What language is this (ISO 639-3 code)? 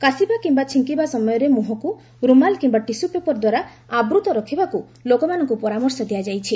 ori